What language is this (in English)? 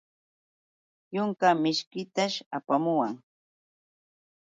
Yauyos Quechua